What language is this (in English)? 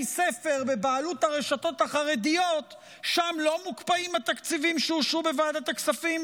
Hebrew